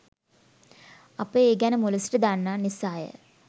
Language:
Sinhala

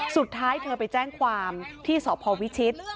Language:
Thai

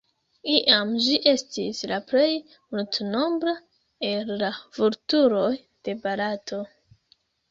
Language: Esperanto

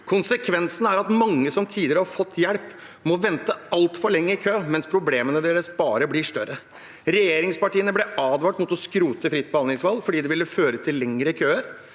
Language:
Norwegian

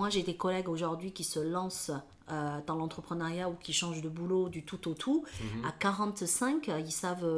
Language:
French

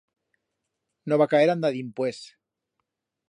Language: Aragonese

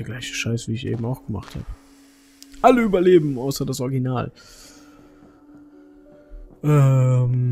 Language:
German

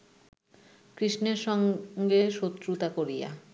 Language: Bangla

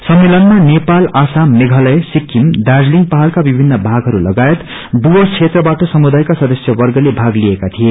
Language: Nepali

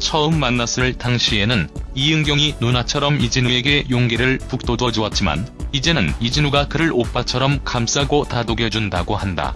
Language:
Korean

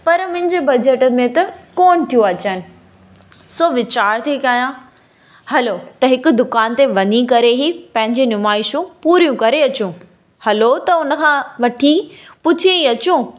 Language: Sindhi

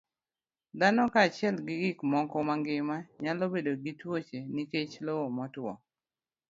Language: Luo (Kenya and Tanzania)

